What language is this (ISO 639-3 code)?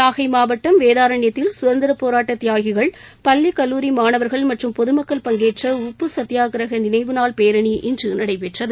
tam